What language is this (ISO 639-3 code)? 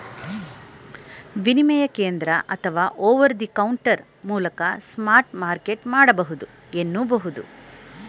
kan